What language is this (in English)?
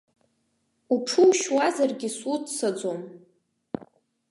Abkhazian